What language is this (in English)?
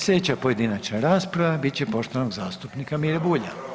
Croatian